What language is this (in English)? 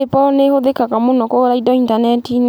Kikuyu